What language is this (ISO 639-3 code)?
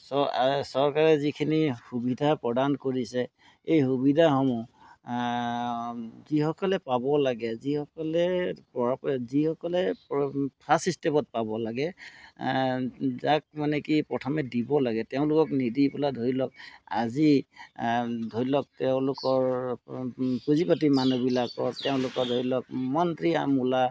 asm